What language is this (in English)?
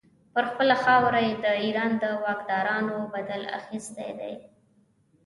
Pashto